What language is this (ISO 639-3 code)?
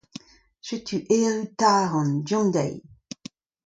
bre